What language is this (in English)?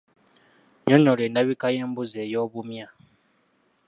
Ganda